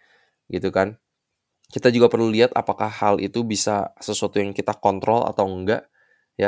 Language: Indonesian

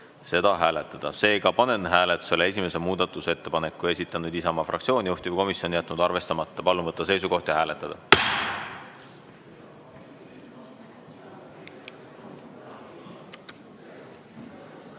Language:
Estonian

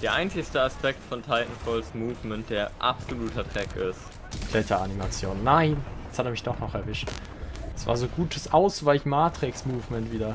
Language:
German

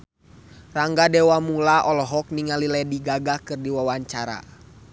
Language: Sundanese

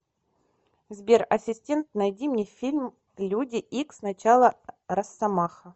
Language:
Russian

